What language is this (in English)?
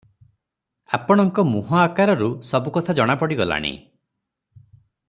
Odia